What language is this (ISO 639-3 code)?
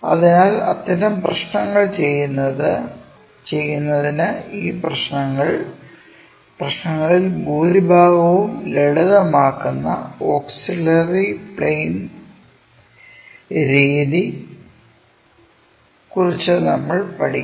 mal